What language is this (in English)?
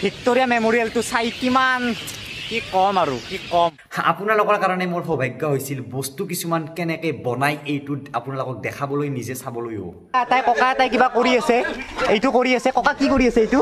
Indonesian